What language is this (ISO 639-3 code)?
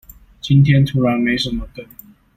zho